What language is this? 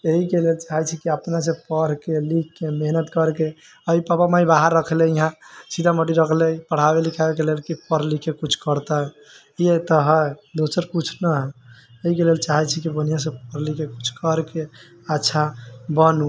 Maithili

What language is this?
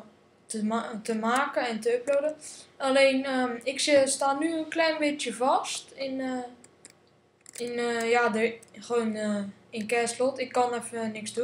Dutch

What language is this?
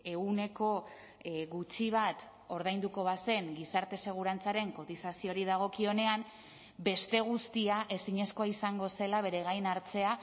Basque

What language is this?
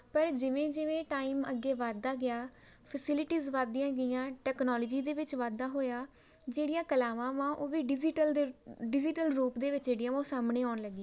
Punjabi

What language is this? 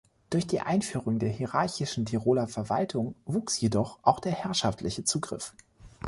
German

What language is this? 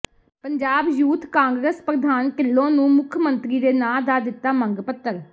Punjabi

